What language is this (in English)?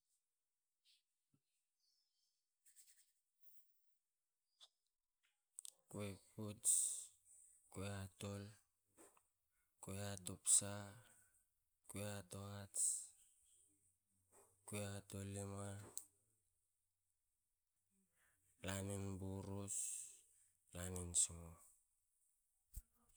Hakö